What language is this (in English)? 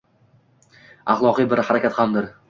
Uzbek